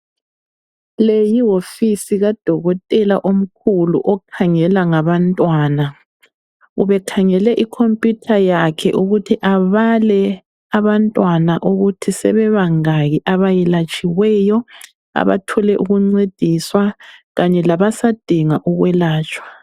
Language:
North Ndebele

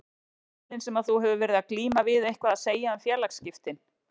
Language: Icelandic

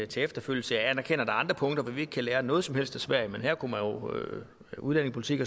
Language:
Danish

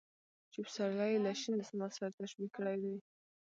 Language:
Pashto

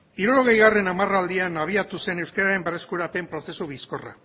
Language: Basque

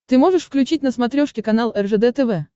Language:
Russian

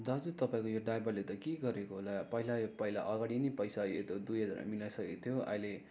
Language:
Nepali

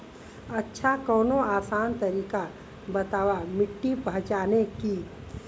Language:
Bhojpuri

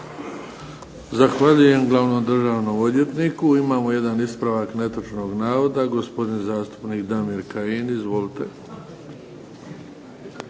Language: Croatian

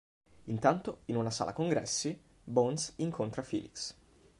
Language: Italian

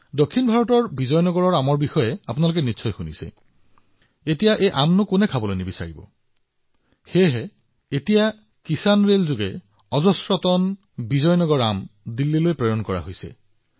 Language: Assamese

